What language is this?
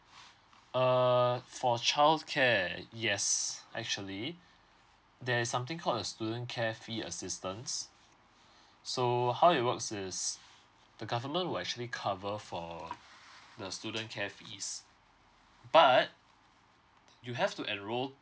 English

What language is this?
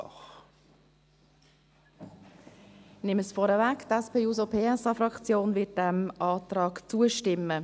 Swiss German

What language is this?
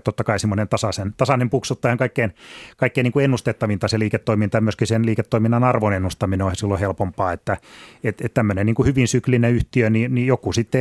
Finnish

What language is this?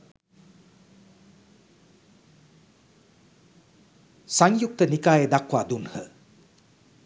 Sinhala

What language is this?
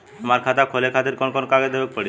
Bhojpuri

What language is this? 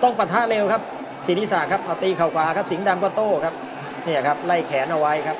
Thai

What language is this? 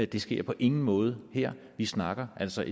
Danish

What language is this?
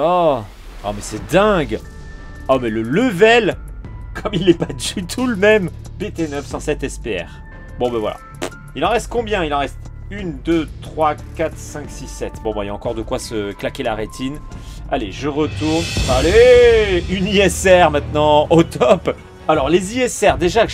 French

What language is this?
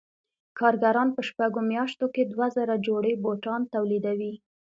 Pashto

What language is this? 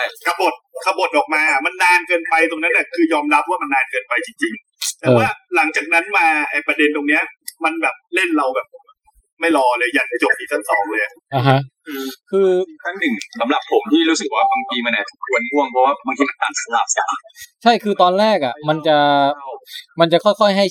Thai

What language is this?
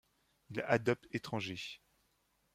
French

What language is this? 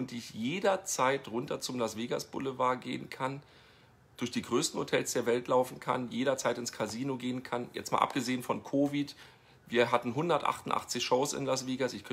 German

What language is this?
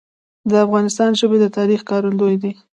Pashto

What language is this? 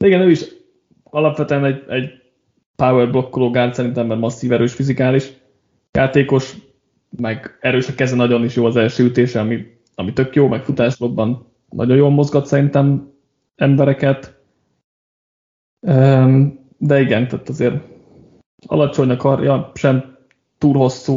Hungarian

